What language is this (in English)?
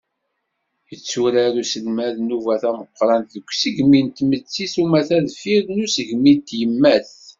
Kabyle